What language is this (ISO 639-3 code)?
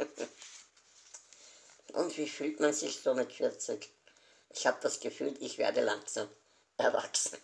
deu